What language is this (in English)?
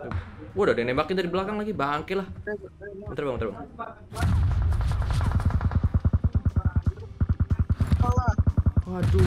Indonesian